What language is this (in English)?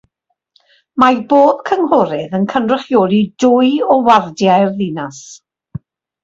Welsh